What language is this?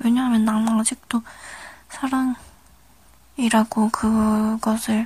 Korean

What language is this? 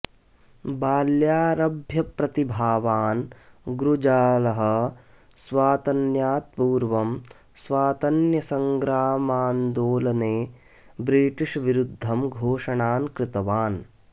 Sanskrit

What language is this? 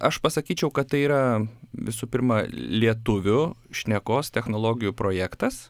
Lithuanian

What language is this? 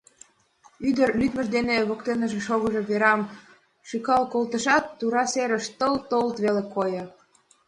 Mari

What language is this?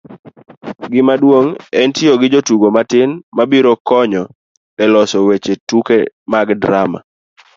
Luo (Kenya and Tanzania)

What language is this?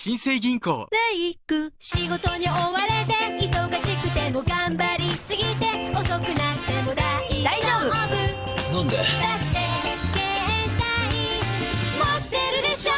Japanese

